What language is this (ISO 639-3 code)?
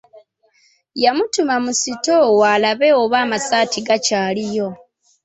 lug